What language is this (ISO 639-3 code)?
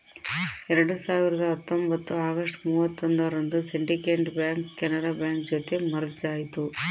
kan